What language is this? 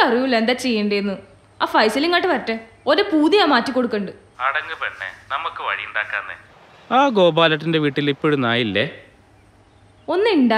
Malayalam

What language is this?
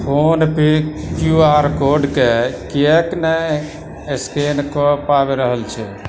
Maithili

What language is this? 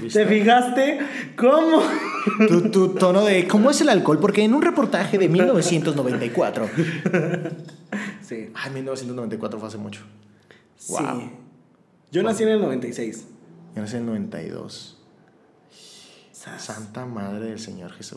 Spanish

